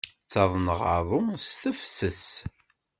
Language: Kabyle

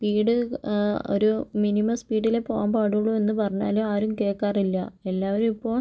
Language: Malayalam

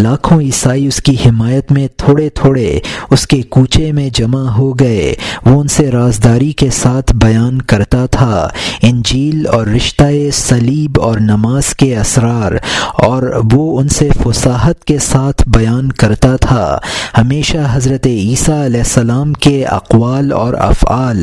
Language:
Urdu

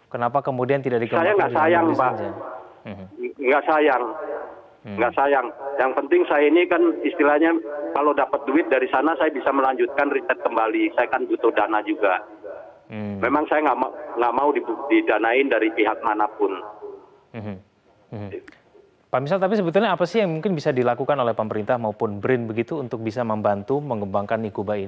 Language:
Indonesian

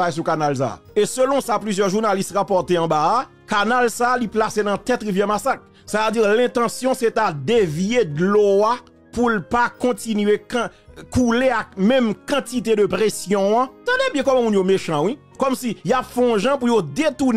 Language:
French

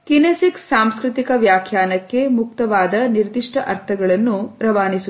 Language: Kannada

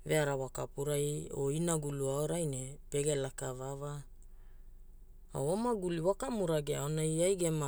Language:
Hula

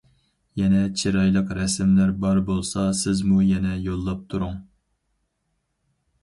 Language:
Uyghur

